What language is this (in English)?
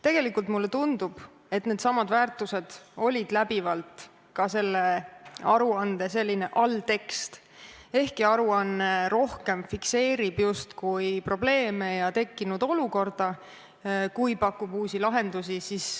Estonian